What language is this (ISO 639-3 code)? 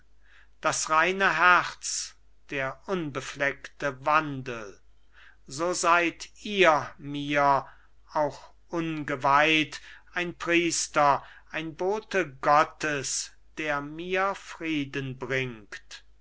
deu